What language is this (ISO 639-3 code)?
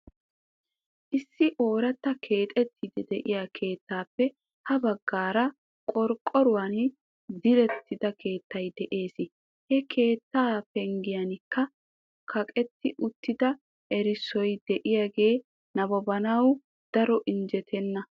wal